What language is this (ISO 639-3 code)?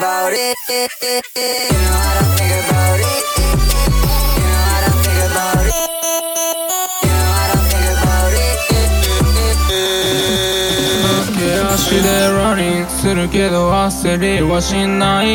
kor